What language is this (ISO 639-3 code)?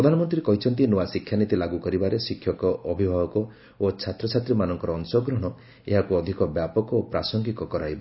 ori